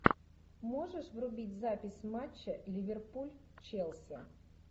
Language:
Russian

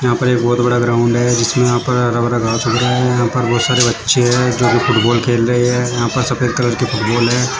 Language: Hindi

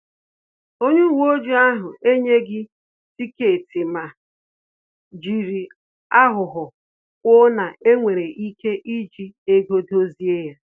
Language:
Igbo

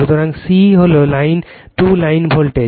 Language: Bangla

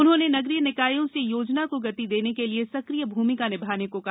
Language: Hindi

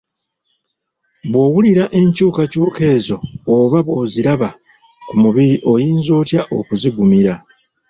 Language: Ganda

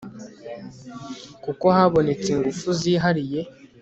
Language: Kinyarwanda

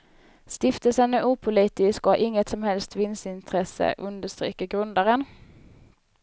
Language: Swedish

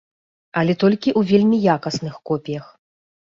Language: Belarusian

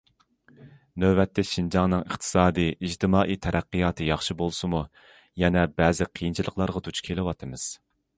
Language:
Uyghur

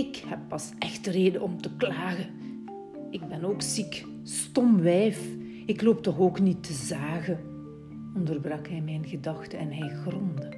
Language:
Dutch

